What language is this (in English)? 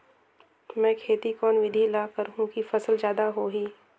Chhattisgarhi